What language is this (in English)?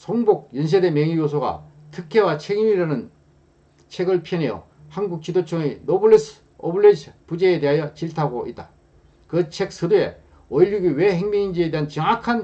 Korean